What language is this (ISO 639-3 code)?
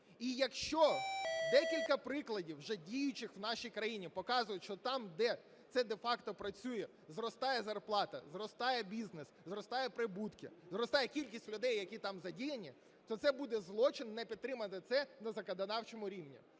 ukr